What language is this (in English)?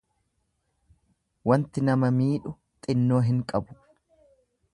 Oromo